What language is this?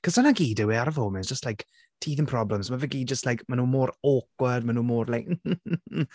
Welsh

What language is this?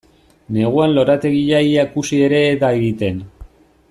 Basque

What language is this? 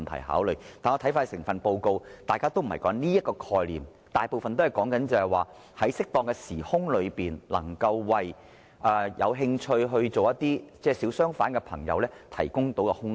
Cantonese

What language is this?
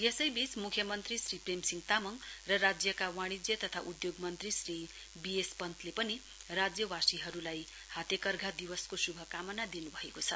Nepali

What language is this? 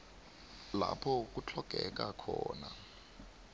South Ndebele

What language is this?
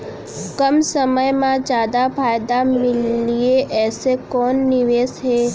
Chhattisgarhi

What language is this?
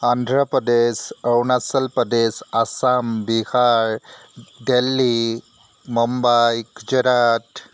Assamese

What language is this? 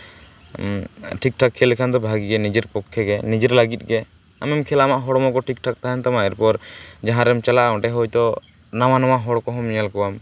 Santali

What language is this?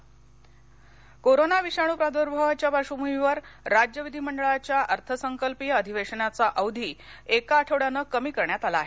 Marathi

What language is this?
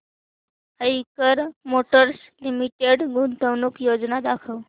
Marathi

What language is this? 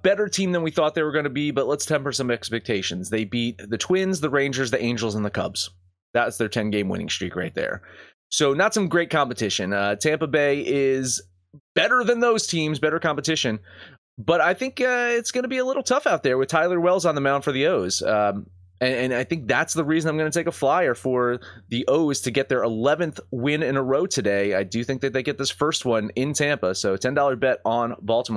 English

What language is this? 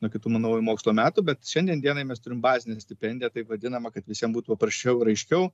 Lithuanian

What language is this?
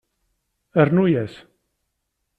Kabyle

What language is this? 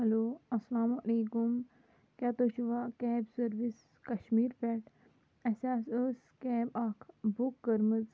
Kashmiri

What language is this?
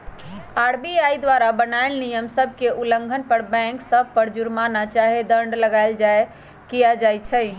Magahi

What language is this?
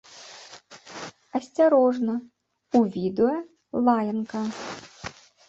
Belarusian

